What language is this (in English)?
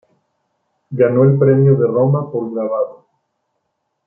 Spanish